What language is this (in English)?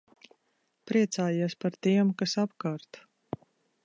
Latvian